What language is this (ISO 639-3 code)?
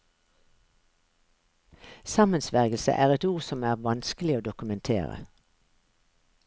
nor